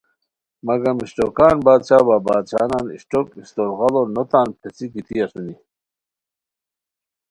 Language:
Khowar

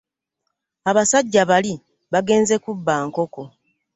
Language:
Ganda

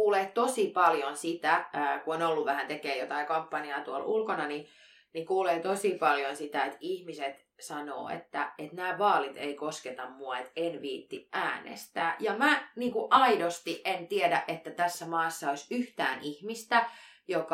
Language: Finnish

